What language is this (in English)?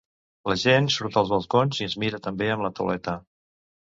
Catalan